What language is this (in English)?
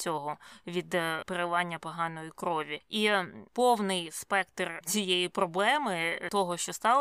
Ukrainian